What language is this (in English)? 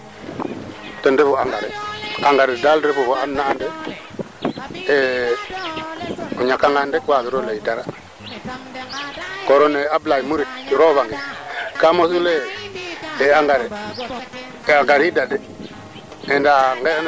Serer